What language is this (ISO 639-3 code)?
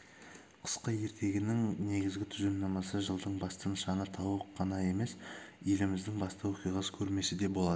kaz